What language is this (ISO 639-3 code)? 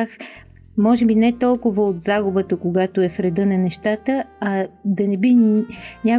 bul